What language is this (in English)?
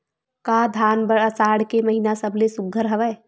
Chhattisgarhi